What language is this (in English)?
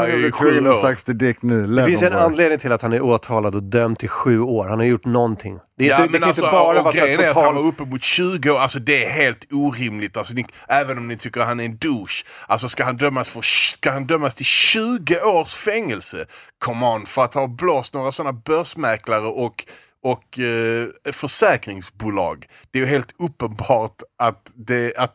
Swedish